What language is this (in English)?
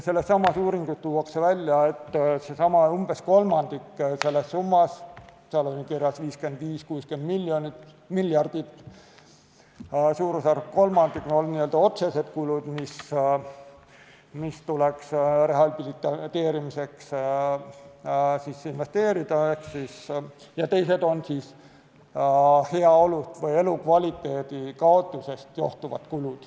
Estonian